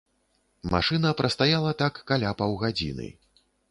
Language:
Belarusian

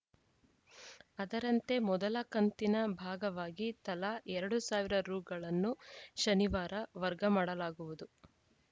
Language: Kannada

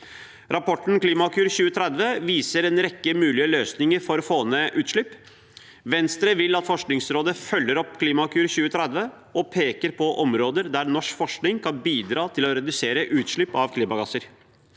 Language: Norwegian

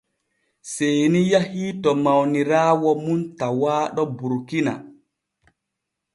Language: Borgu Fulfulde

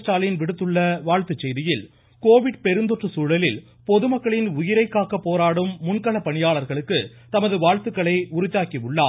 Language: Tamil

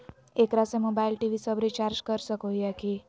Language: Magahi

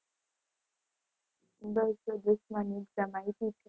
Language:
Gujarati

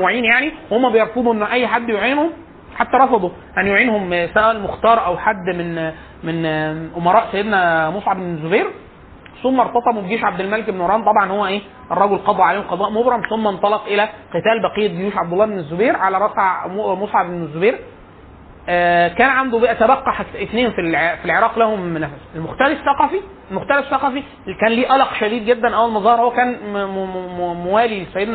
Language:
Arabic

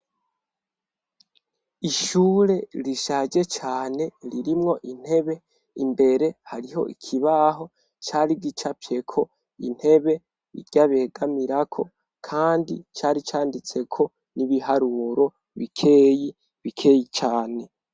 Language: Rundi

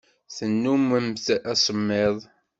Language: Kabyle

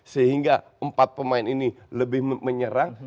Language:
Indonesian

